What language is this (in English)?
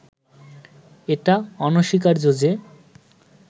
Bangla